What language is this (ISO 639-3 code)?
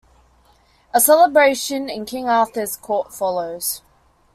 eng